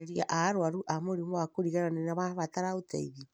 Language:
Kikuyu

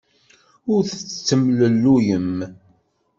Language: Kabyle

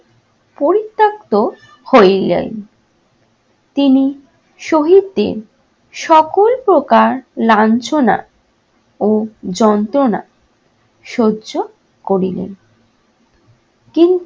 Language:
Bangla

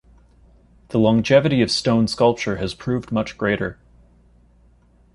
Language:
English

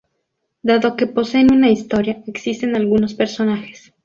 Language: Spanish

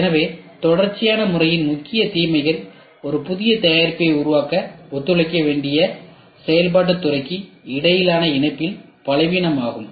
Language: Tamil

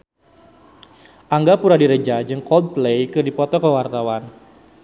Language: Sundanese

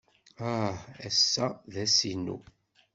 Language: Kabyle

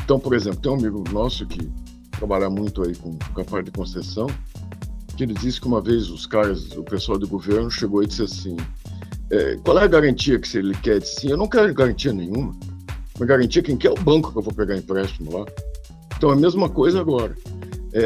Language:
Portuguese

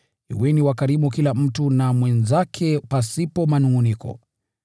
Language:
Swahili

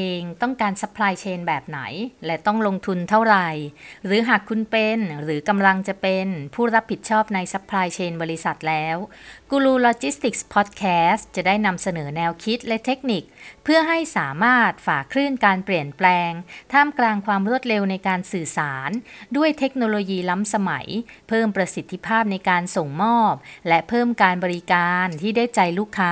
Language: Thai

